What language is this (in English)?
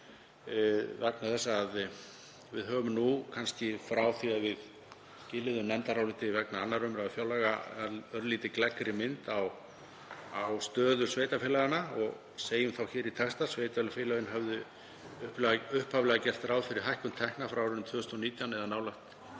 Icelandic